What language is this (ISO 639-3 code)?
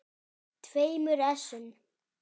isl